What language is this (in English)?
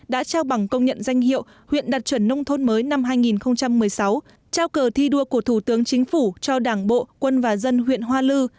Vietnamese